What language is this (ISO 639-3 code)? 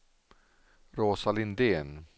swe